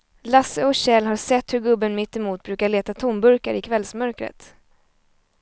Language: Swedish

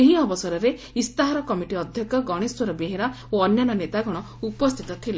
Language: Odia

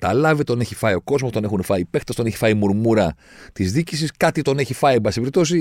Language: Greek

